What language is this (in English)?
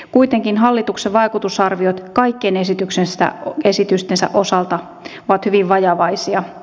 Finnish